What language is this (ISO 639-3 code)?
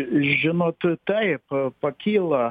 lit